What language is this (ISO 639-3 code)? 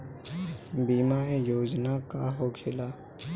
bho